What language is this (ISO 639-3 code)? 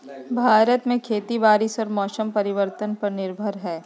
mag